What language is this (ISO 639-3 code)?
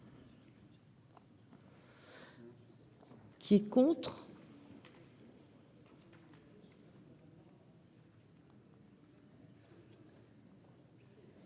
fra